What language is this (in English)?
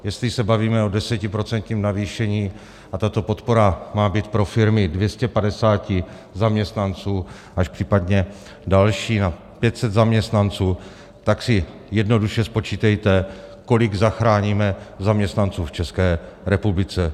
Czech